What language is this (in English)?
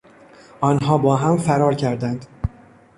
Persian